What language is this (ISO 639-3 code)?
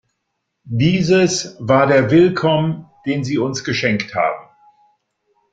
deu